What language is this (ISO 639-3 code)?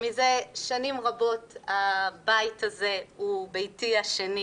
heb